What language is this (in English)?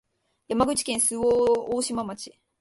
Japanese